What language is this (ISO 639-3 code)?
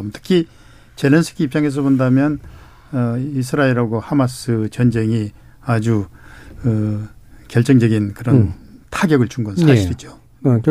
kor